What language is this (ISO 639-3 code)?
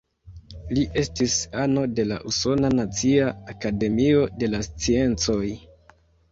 epo